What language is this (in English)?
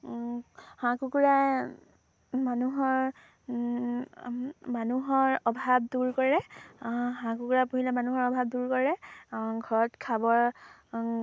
Assamese